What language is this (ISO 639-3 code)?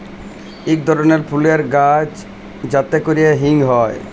ben